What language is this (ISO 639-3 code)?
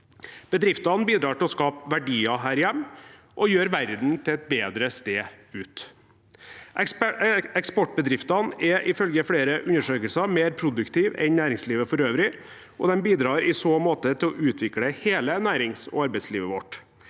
nor